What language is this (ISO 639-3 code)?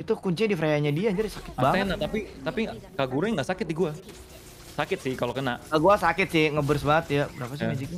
ind